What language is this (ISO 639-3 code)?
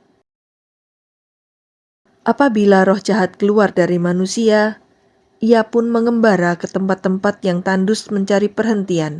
ind